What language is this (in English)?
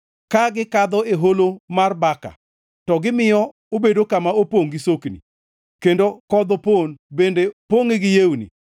Luo (Kenya and Tanzania)